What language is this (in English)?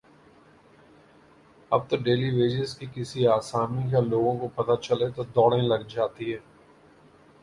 Urdu